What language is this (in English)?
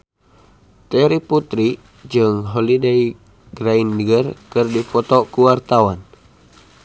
Sundanese